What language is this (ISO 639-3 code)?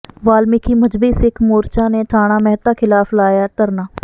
pan